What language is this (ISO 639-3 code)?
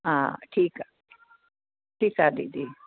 snd